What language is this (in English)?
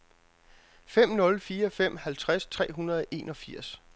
Danish